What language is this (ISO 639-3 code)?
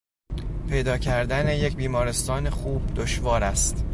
fas